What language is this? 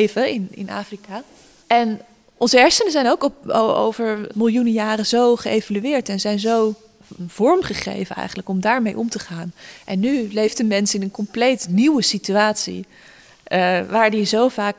Dutch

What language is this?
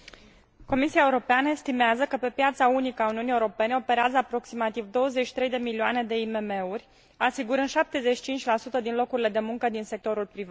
Romanian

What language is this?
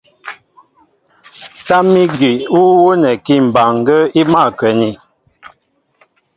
Mbo (Cameroon)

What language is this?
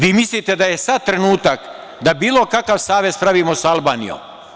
Serbian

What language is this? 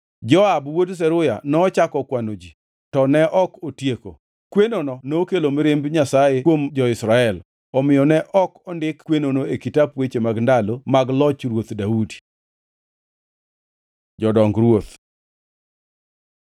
Luo (Kenya and Tanzania)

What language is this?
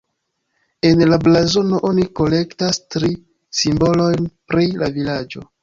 Esperanto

